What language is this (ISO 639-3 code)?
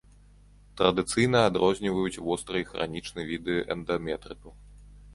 bel